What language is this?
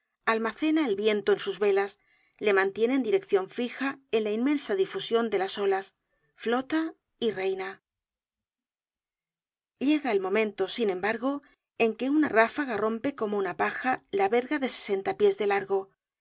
Spanish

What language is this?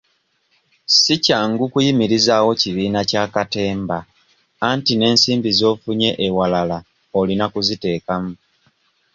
Ganda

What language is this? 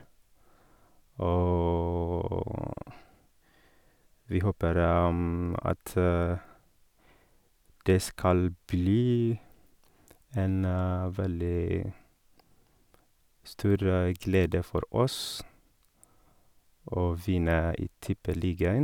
Norwegian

